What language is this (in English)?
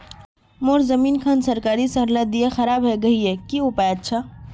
Magahi